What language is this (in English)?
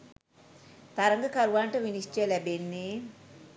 Sinhala